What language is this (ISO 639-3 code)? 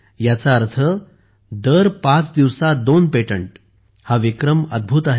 mar